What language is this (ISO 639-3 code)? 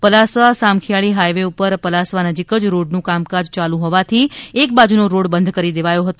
guj